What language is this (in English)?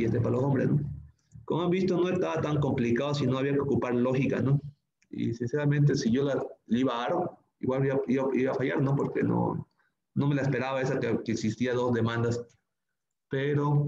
Spanish